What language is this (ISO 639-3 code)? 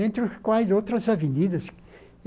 por